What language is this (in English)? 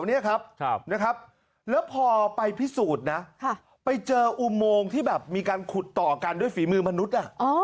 Thai